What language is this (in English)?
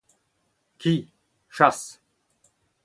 Breton